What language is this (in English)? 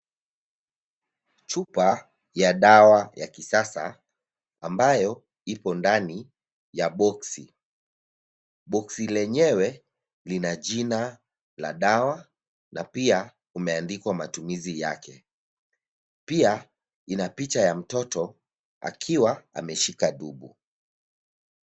Swahili